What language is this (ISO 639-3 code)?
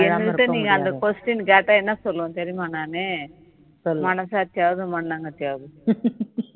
tam